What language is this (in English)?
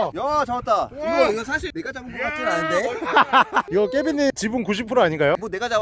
Korean